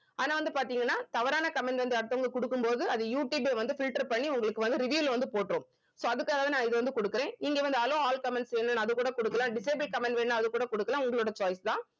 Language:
Tamil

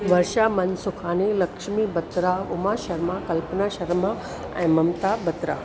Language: Sindhi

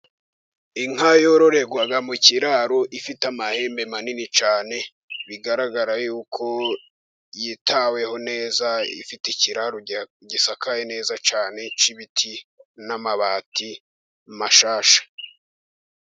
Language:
Kinyarwanda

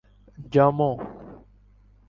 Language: Urdu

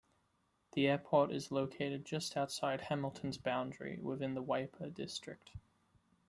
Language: English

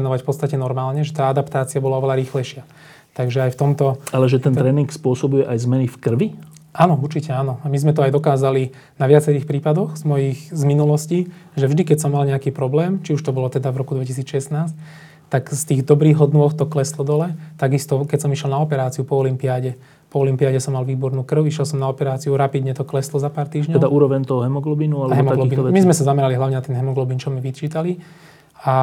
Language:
Slovak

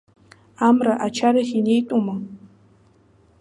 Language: Abkhazian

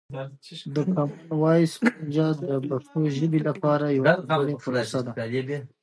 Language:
Pashto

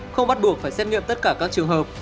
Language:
Vietnamese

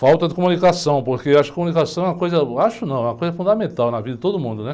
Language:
Portuguese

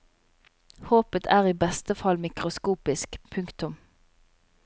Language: Norwegian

